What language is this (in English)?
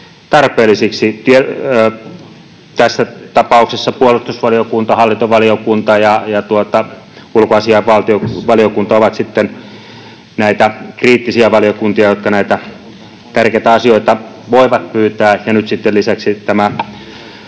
Finnish